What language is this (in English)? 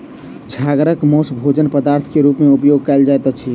Maithili